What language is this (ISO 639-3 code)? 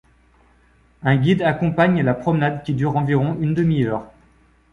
fra